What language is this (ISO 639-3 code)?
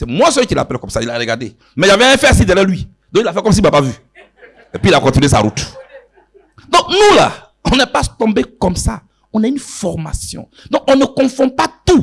fra